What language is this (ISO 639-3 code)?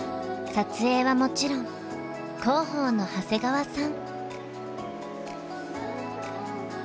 jpn